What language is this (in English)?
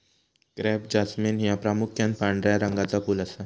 Marathi